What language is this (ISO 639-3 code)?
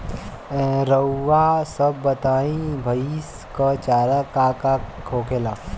bho